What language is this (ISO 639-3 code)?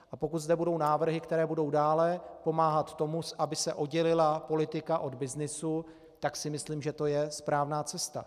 ces